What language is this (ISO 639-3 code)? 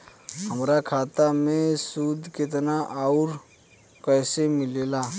bho